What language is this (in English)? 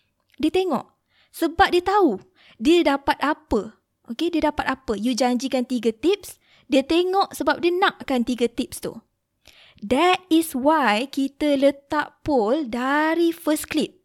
Malay